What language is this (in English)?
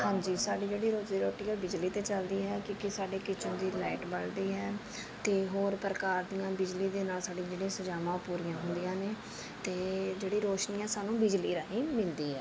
Punjabi